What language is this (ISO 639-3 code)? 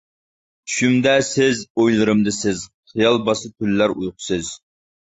uig